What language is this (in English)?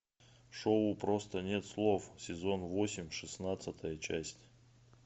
Russian